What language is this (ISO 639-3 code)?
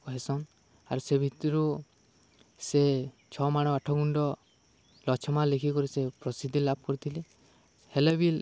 ori